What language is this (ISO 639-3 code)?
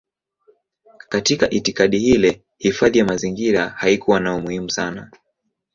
swa